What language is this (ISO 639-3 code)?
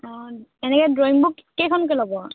asm